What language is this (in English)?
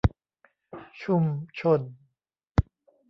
Thai